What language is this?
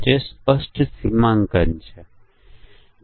Gujarati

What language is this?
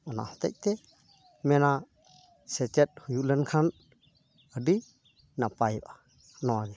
Santali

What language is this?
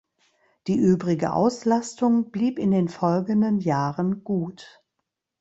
German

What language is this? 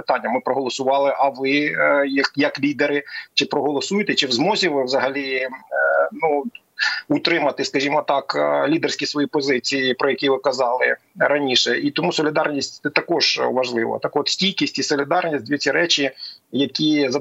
Ukrainian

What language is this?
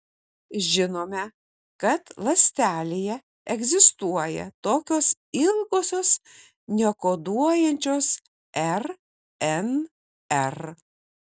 Lithuanian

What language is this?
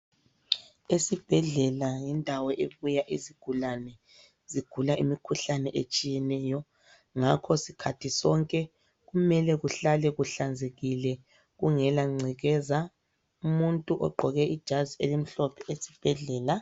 North Ndebele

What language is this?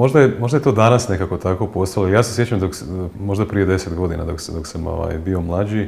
Croatian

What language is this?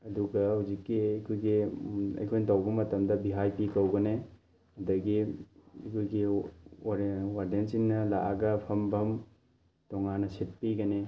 Manipuri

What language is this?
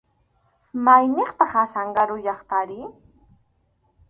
Arequipa-La Unión Quechua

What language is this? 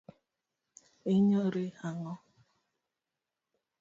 Luo (Kenya and Tanzania)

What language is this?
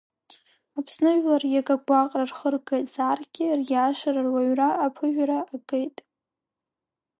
Abkhazian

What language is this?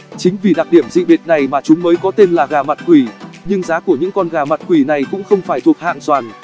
Vietnamese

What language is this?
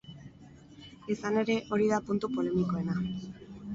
Basque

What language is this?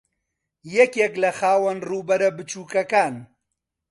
Central Kurdish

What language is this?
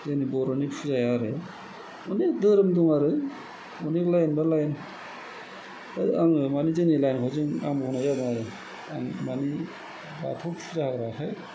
Bodo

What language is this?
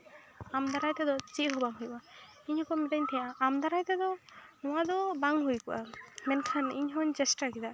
Santali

